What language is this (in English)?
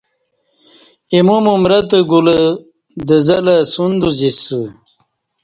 Kati